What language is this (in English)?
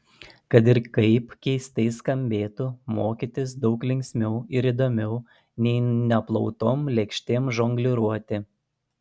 Lithuanian